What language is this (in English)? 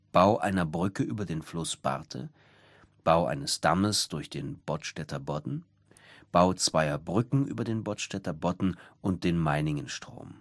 German